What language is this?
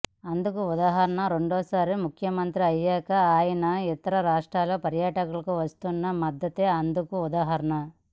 Telugu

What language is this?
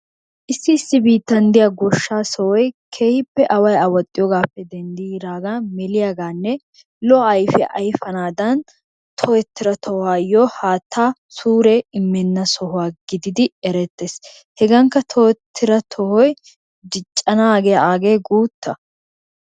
Wolaytta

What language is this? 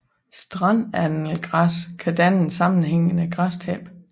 Danish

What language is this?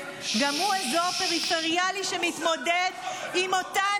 Hebrew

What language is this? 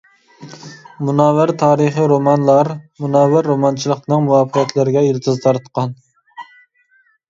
Uyghur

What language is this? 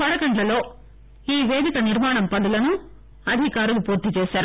Telugu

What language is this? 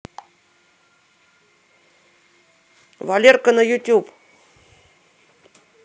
Russian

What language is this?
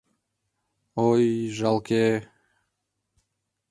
Mari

